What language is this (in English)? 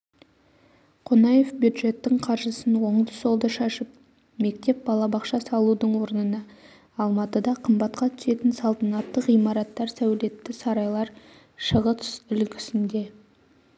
Kazakh